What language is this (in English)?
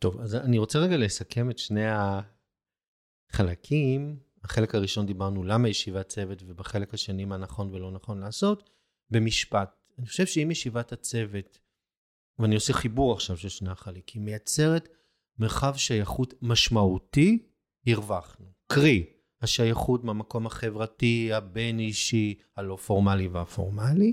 Hebrew